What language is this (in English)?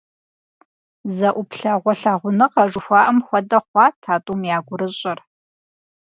Kabardian